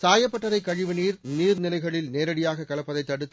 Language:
Tamil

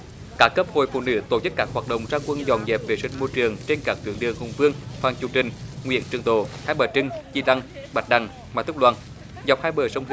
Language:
Vietnamese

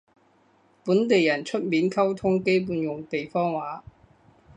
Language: Cantonese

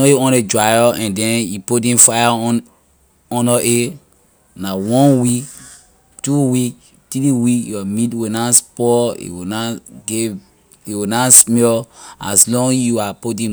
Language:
Liberian English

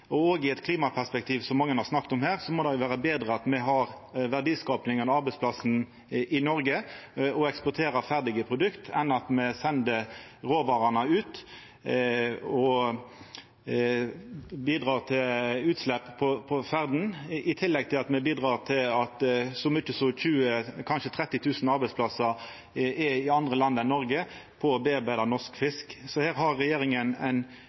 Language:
Norwegian Nynorsk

